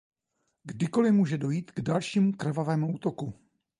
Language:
Czech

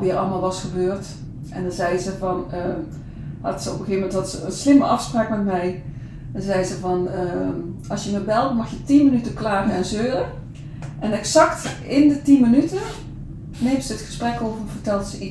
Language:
Dutch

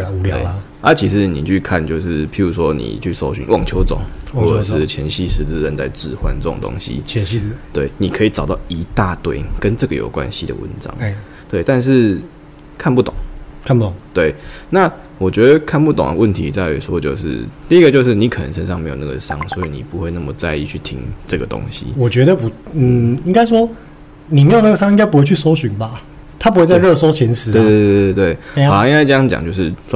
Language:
Chinese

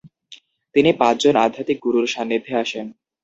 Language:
Bangla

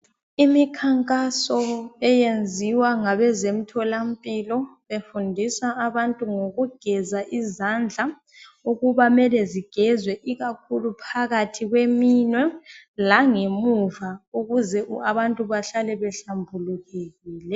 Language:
North Ndebele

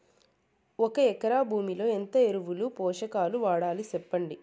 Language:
Telugu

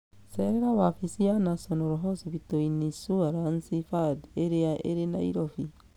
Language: Kikuyu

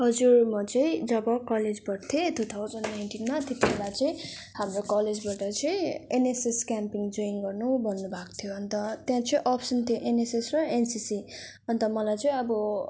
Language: Nepali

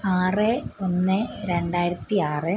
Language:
Malayalam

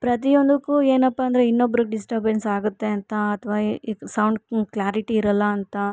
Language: Kannada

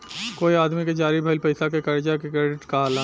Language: Bhojpuri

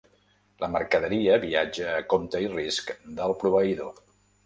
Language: Catalan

